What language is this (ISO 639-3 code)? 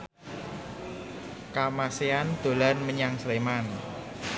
jav